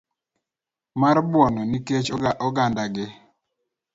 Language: Luo (Kenya and Tanzania)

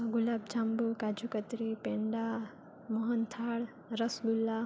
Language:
Gujarati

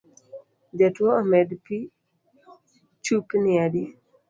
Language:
Luo (Kenya and Tanzania)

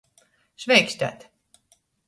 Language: Latgalian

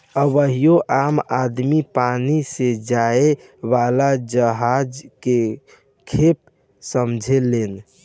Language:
Bhojpuri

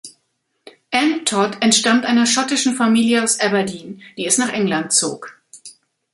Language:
German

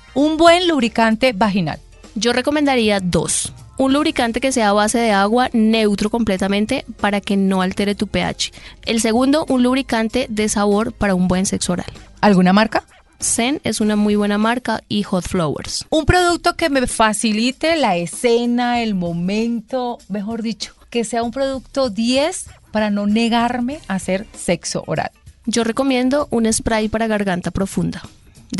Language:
Spanish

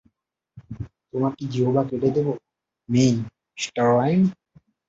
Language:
Bangla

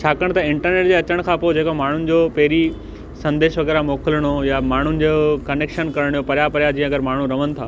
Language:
Sindhi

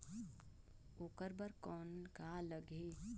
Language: Chhattisgarhi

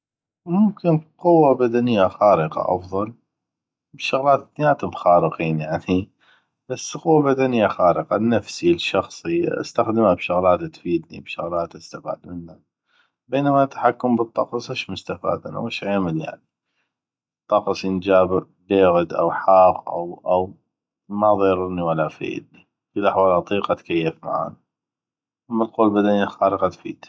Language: North Mesopotamian Arabic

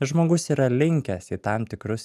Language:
Lithuanian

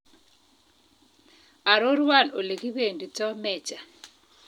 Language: Kalenjin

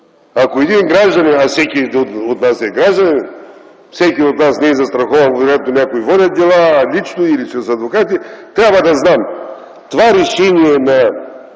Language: Bulgarian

